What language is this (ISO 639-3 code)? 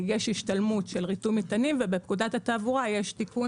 heb